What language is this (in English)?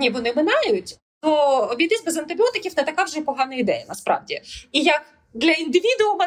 Ukrainian